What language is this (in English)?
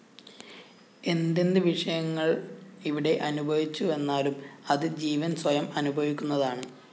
Malayalam